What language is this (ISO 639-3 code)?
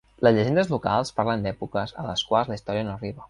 cat